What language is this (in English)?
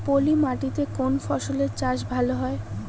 Bangla